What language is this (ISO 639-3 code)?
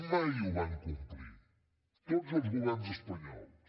cat